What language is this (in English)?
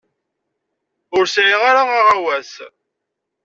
Kabyle